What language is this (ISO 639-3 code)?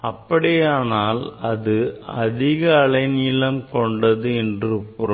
tam